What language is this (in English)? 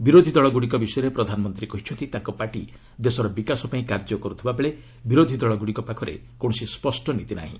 Odia